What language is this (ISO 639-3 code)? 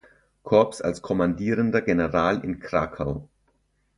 deu